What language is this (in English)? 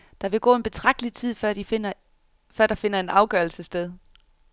Danish